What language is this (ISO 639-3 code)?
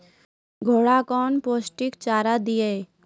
mai